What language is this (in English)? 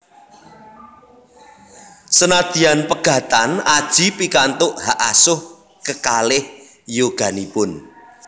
Javanese